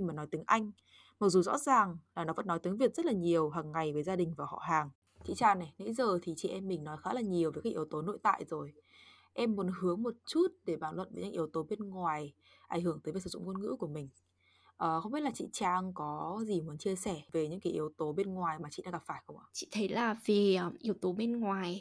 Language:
Vietnamese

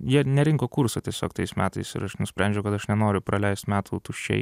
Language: Lithuanian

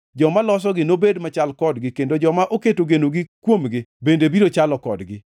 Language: Luo (Kenya and Tanzania)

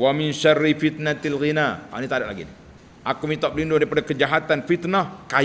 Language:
Malay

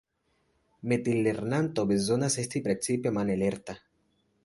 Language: Esperanto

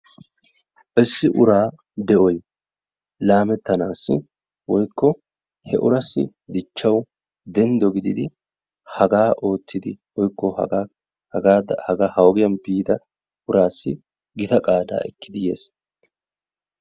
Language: Wolaytta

